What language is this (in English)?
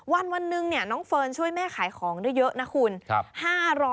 Thai